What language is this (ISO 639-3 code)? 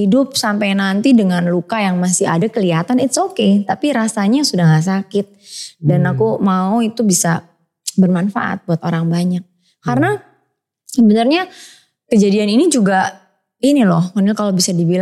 ind